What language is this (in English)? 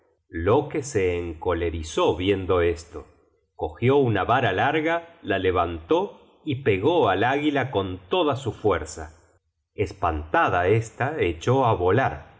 Spanish